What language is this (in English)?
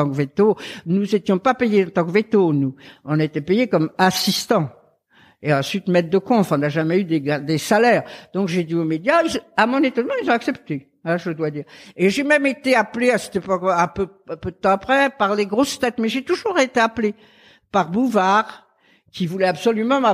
French